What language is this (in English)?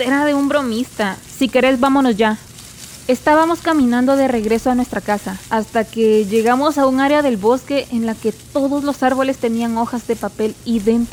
Spanish